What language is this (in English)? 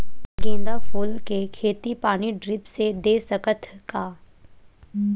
Chhattisgarhi